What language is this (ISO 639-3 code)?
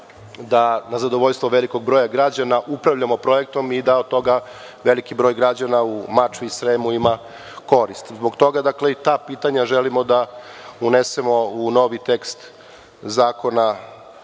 srp